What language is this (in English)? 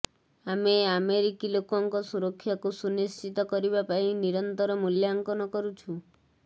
Odia